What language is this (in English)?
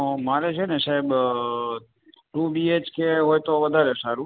Gujarati